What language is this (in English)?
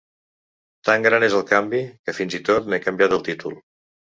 Catalan